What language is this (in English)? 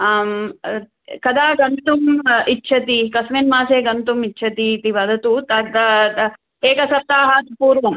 Sanskrit